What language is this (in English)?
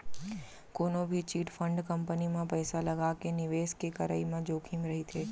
Chhattisgarhi